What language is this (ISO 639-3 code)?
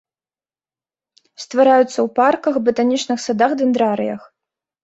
bel